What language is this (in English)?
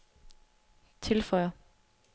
Danish